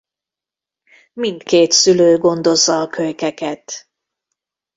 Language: Hungarian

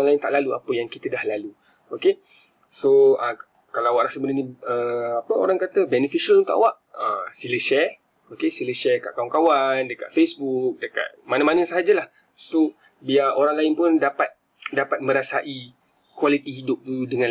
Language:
Malay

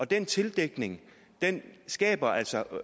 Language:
Danish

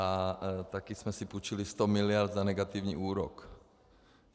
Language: Czech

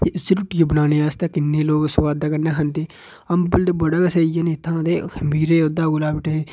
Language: Dogri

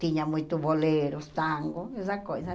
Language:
Portuguese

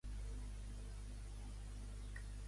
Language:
Catalan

